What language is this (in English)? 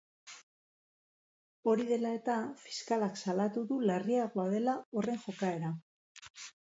Basque